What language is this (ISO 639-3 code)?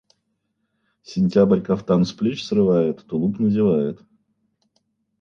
rus